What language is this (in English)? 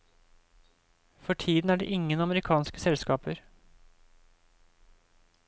Norwegian